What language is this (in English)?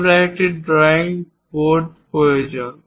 Bangla